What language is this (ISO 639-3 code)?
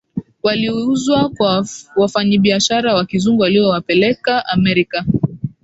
swa